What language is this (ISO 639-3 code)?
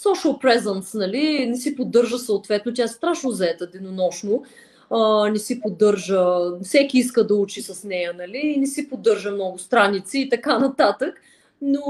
bul